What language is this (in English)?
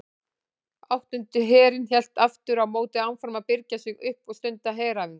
Icelandic